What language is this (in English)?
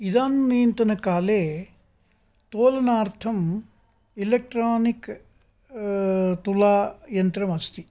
Sanskrit